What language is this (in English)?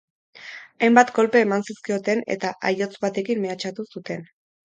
Basque